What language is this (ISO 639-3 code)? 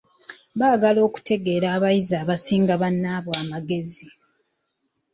lug